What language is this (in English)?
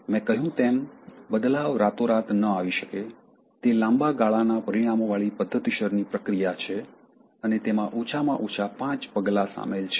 Gujarati